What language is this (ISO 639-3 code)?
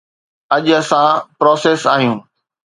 snd